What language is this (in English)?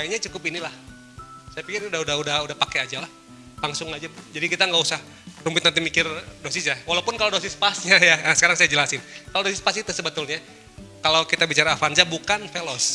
Indonesian